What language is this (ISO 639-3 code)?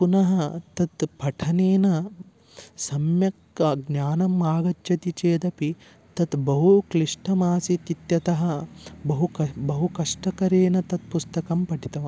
san